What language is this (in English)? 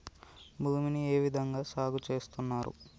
Telugu